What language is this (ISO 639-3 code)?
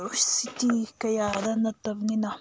mni